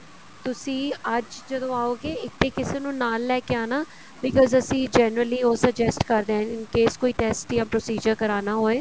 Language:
Punjabi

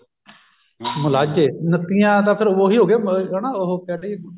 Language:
Punjabi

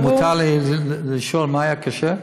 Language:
Hebrew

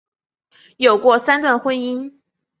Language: Chinese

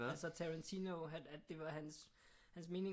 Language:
Danish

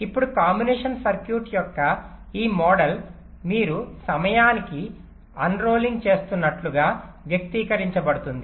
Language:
Telugu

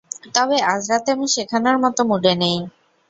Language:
Bangla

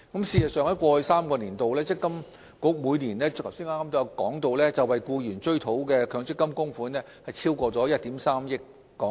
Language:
Cantonese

